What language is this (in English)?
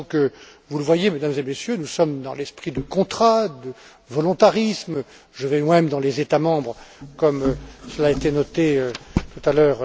French